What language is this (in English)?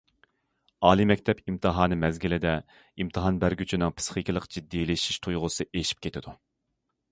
Uyghur